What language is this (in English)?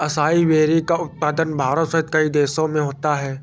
Hindi